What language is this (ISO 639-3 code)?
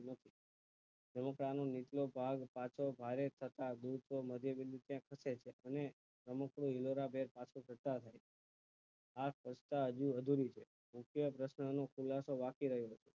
guj